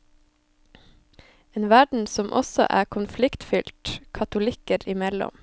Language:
Norwegian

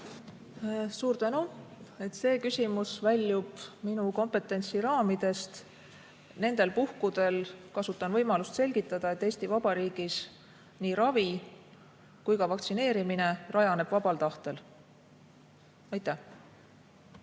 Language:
Estonian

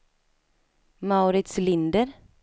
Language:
Swedish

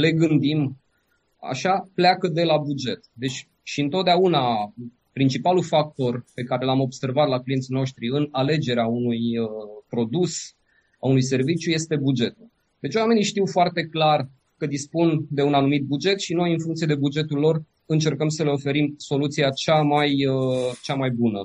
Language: Romanian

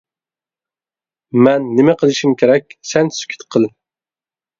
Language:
Uyghur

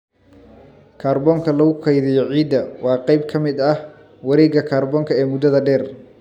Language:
Somali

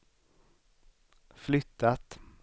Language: Swedish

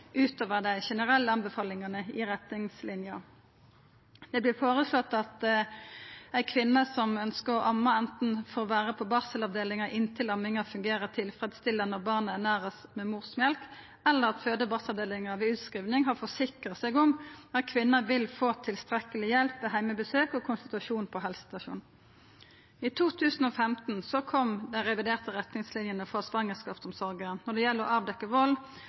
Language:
Norwegian Nynorsk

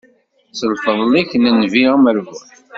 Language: Kabyle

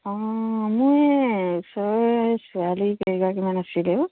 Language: Assamese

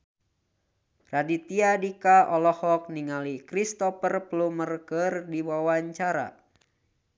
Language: Sundanese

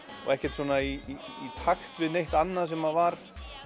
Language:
Icelandic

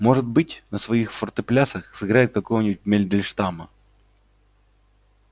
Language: Russian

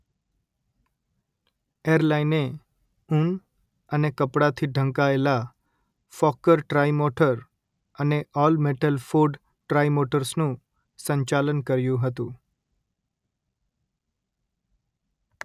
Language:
Gujarati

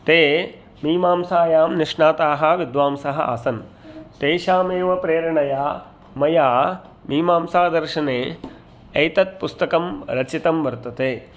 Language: Sanskrit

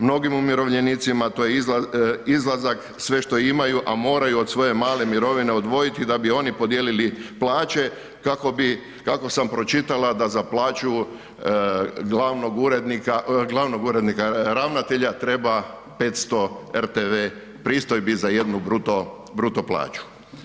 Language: Croatian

